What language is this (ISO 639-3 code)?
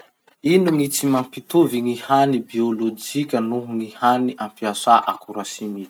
msh